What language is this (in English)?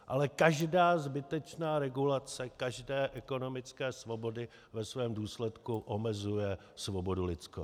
Czech